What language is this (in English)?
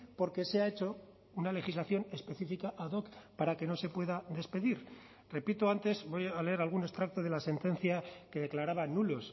Spanish